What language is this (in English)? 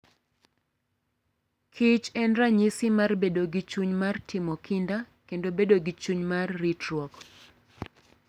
Luo (Kenya and Tanzania)